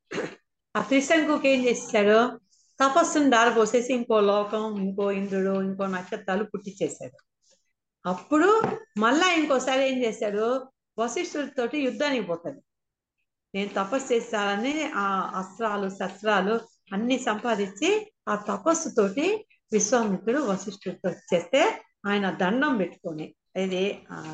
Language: Telugu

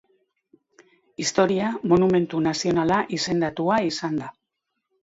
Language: Basque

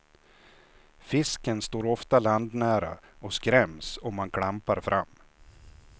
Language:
Swedish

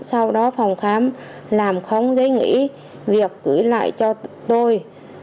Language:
Vietnamese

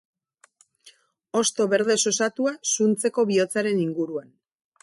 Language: Basque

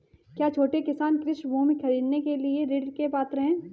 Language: Hindi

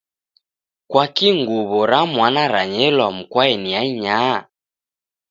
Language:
Taita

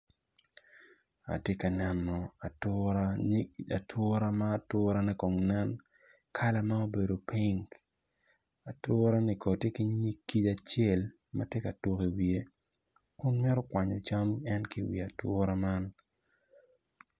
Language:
Acoli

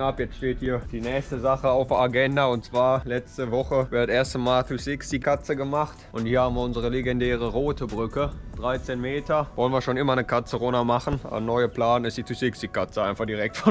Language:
German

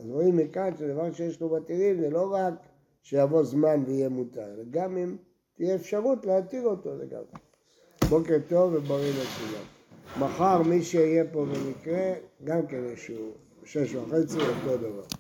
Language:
Hebrew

